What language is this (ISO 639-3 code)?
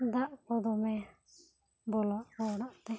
sat